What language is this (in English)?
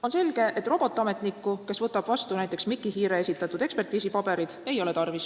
Estonian